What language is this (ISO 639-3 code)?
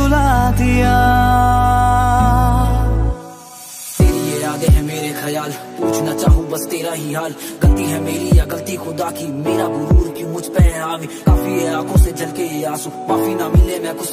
hin